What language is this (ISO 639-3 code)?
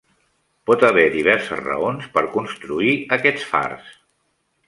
cat